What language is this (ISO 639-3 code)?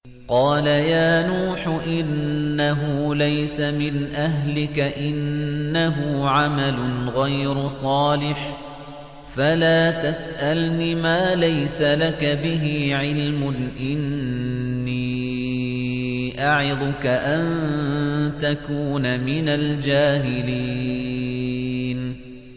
ara